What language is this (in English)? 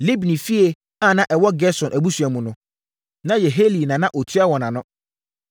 Akan